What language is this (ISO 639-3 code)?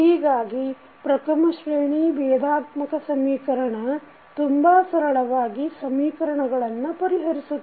kan